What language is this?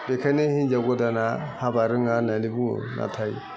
Bodo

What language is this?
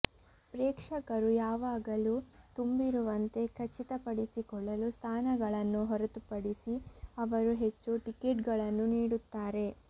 Kannada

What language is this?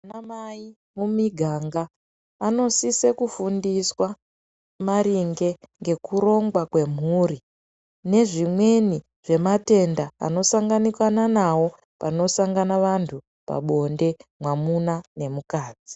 Ndau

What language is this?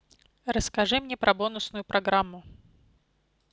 Russian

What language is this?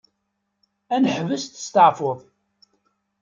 Kabyle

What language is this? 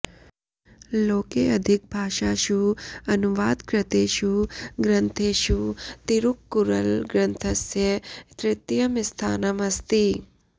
Sanskrit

